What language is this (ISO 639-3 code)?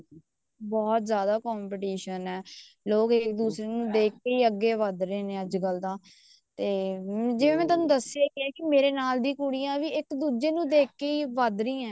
pan